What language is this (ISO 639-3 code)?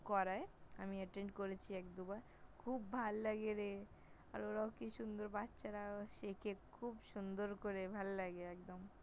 ben